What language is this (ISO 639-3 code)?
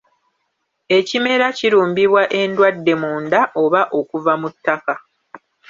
lug